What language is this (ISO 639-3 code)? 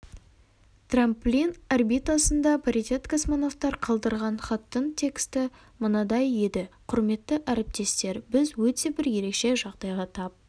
kaz